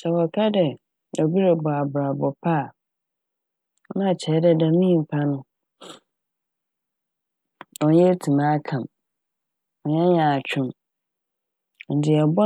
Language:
Akan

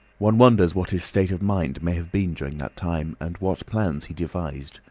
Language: English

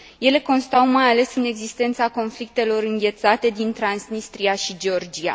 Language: Romanian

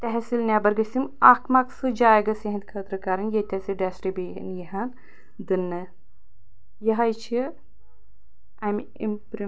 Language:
Kashmiri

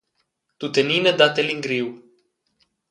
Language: Romansh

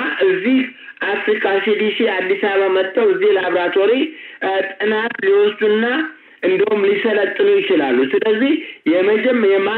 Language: Amharic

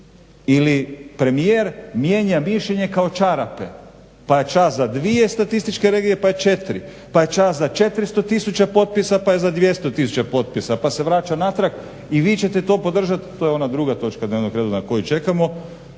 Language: Croatian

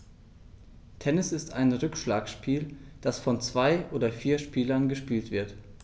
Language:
German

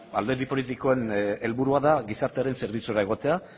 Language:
Basque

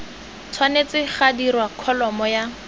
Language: Tswana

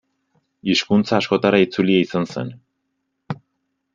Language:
Basque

